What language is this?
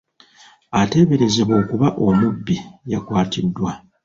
Ganda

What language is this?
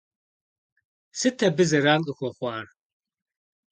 Kabardian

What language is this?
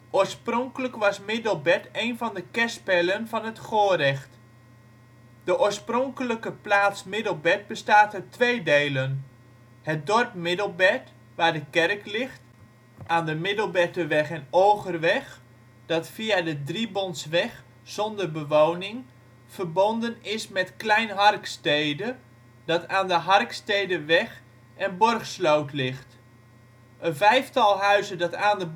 Dutch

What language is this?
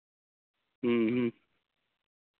Santali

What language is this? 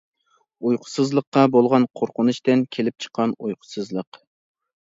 Uyghur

